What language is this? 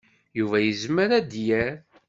Kabyle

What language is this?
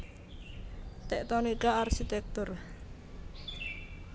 Javanese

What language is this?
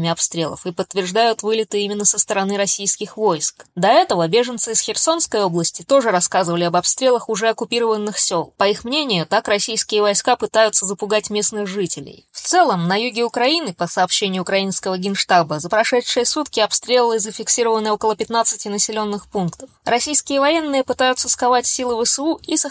Russian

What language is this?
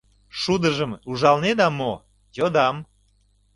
Mari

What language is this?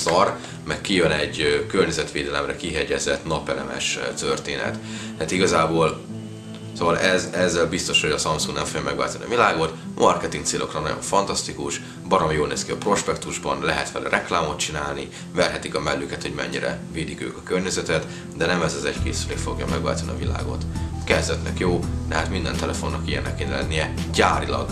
Hungarian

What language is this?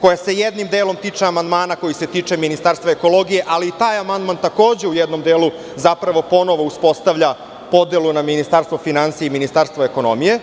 Serbian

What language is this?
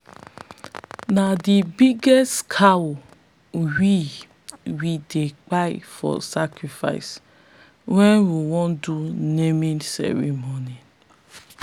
Nigerian Pidgin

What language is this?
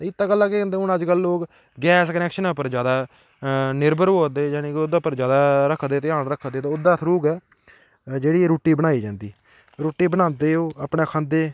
Dogri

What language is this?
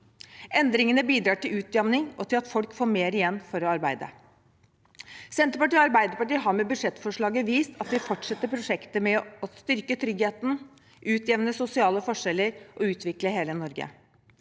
Norwegian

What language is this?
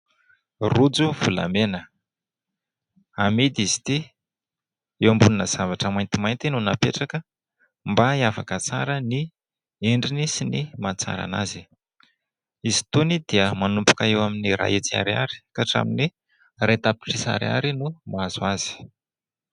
Malagasy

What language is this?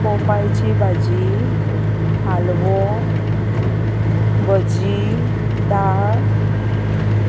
Konkani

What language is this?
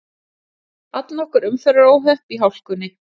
Icelandic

